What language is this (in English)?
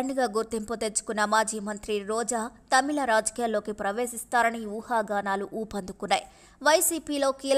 Telugu